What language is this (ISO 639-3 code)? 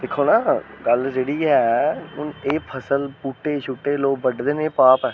doi